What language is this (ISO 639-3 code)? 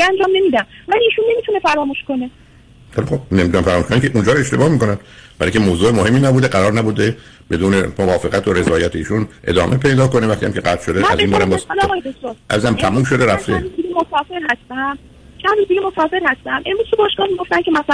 fas